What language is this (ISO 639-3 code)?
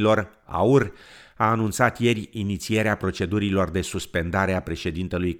ron